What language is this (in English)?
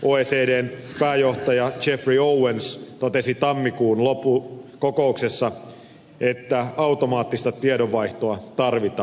Finnish